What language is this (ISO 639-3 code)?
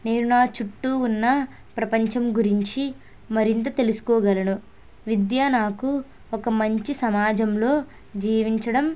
tel